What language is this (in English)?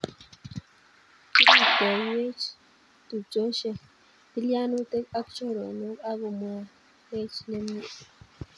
Kalenjin